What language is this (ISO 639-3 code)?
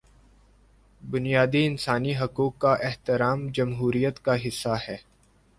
urd